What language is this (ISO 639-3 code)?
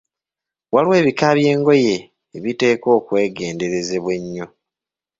lug